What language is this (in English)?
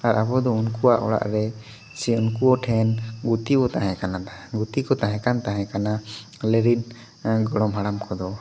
Santali